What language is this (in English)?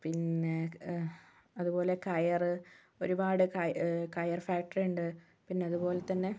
Malayalam